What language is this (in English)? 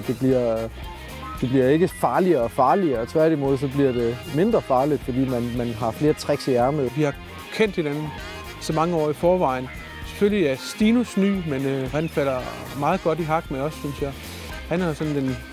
Danish